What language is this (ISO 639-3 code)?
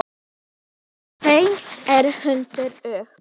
isl